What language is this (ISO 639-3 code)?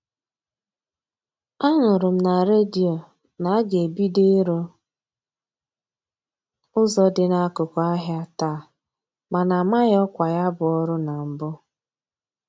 ibo